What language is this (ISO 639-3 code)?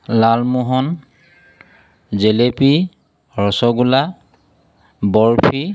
asm